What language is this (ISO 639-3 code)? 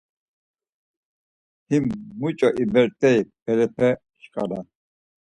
lzz